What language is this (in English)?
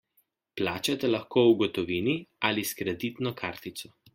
Slovenian